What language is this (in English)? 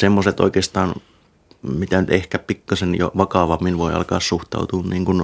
Finnish